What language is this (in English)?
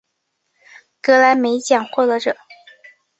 Chinese